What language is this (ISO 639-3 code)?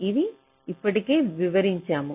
tel